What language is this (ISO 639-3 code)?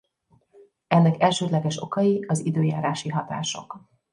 hun